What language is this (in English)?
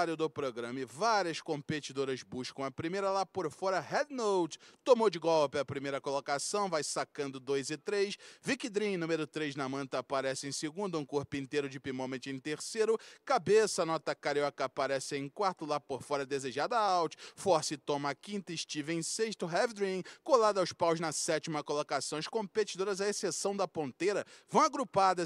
Portuguese